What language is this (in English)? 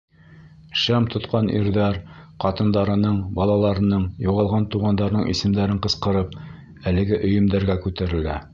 Bashkir